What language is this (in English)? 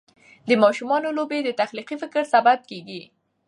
Pashto